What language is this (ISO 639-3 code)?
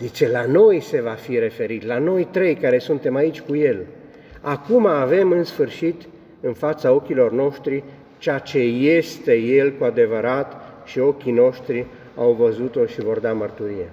ron